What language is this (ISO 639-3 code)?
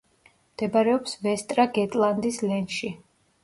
kat